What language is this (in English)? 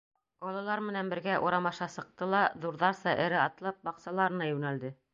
Bashkir